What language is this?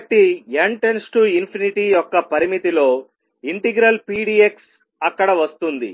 Telugu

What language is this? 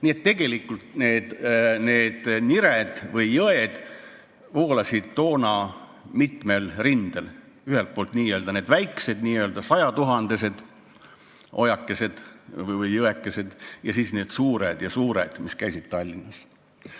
Estonian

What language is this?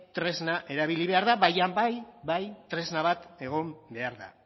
Basque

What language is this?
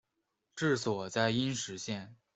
Chinese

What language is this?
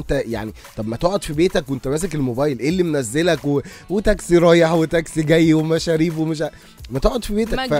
Arabic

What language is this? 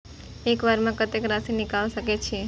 Maithili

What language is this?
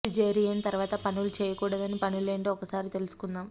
Telugu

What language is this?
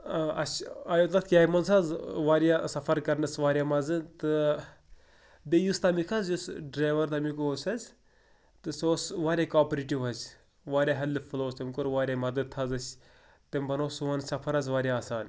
Kashmiri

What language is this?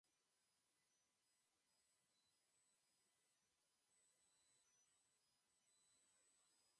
Basque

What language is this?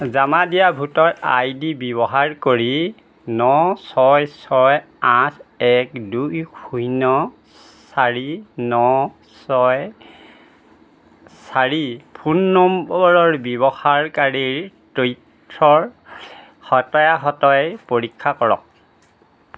Assamese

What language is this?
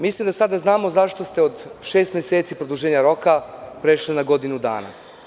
Serbian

